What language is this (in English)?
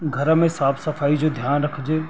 Sindhi